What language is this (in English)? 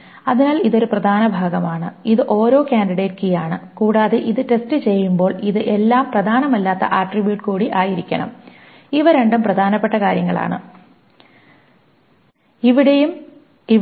Malayalam